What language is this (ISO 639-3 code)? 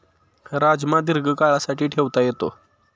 mar